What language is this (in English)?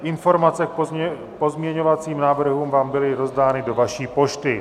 Czech